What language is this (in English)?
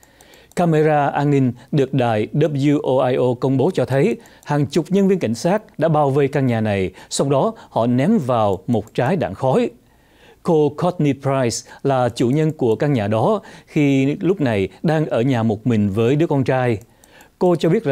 Vietnamese